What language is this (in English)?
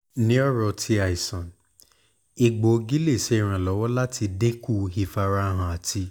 Yoruba